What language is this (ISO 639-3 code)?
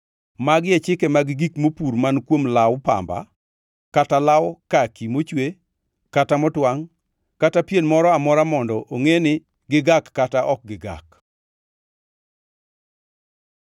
luo